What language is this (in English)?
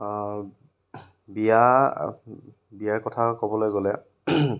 Assamese